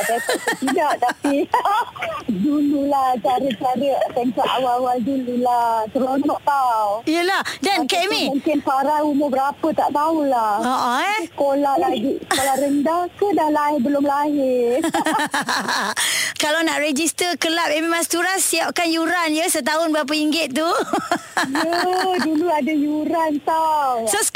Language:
Malay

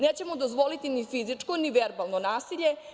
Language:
Serbian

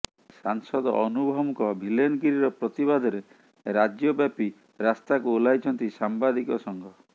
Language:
Odia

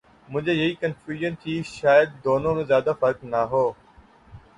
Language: Urdu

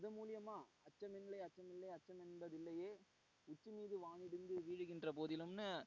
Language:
Tamil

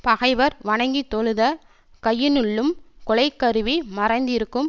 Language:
Tamil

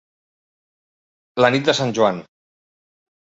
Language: Catalan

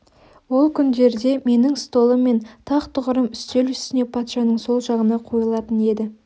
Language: Kazakh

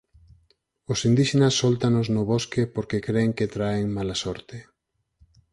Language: Galician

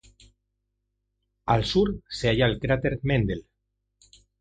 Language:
Spanish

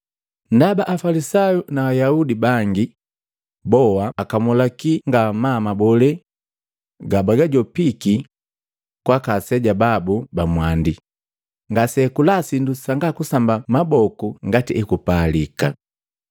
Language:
Matengo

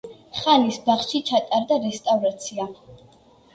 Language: Georgian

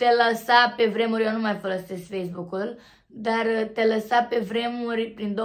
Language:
Romanian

